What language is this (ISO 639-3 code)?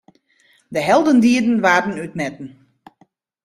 fry